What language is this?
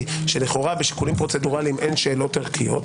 Hebrew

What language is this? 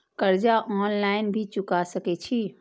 Maithili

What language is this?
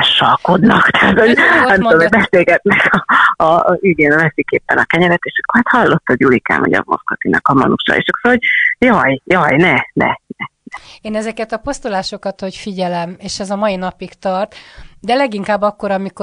Hungarian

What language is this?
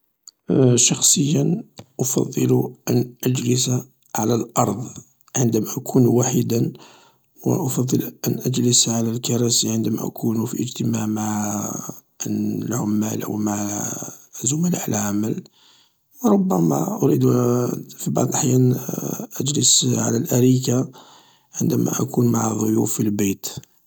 Algerian Arabic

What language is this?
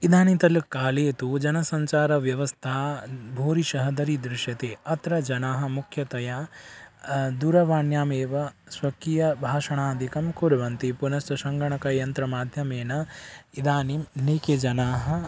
Sanskrit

